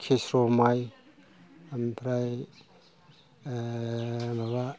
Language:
Bodo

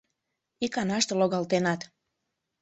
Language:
Mari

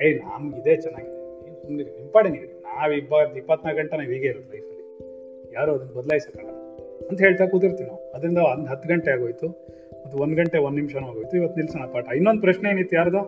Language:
Kannada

